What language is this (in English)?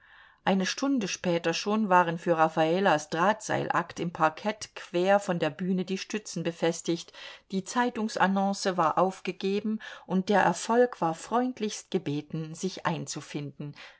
German